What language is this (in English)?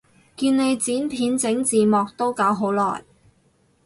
Cantonese